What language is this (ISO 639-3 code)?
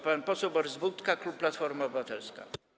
pol